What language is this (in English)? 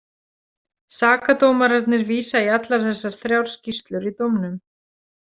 Icelandic